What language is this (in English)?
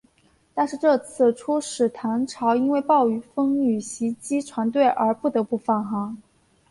Chinese